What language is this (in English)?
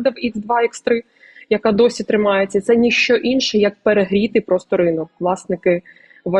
Ukrainian